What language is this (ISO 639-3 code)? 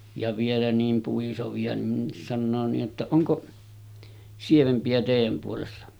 fin